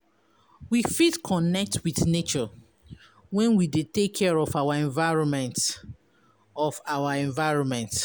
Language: Nigerian Pidgin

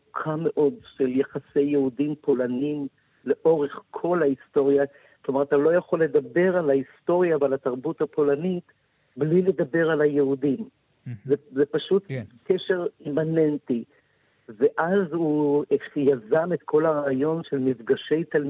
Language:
Hebrew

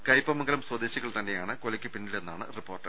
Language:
Malayalam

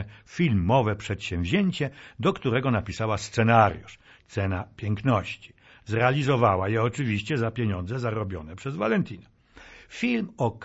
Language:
Polish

